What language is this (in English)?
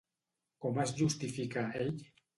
Catalan